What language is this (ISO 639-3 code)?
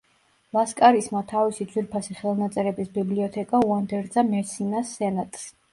kat